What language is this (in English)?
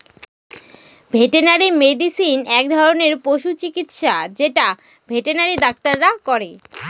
Bangla